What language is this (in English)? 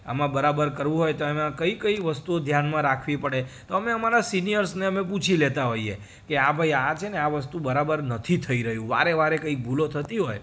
Gujarati